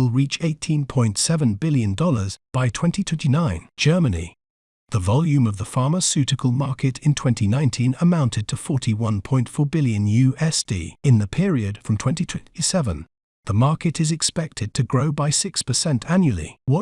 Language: English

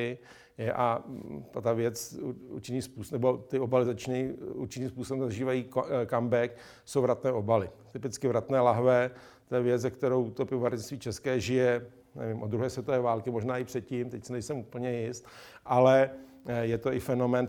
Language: Czech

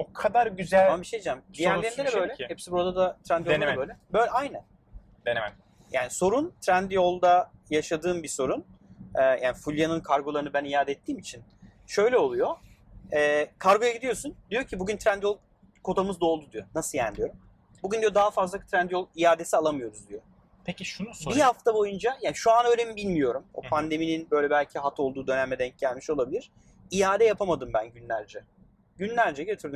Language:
Turkish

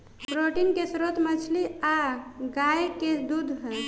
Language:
Bhojpuri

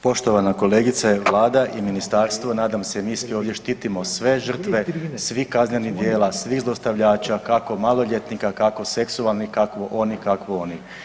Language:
Croatian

